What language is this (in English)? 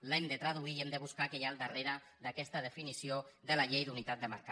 Catalan